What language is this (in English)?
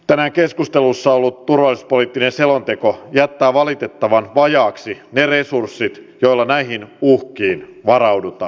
Finnish